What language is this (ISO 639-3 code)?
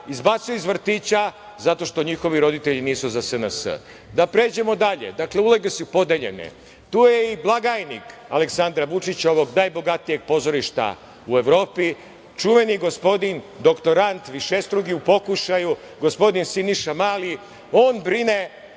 srp